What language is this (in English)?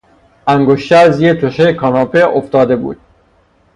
Persian